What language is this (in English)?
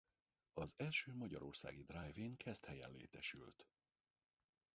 Hungarian